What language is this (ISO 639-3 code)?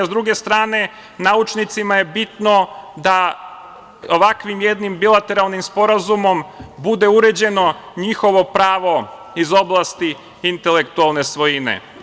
srp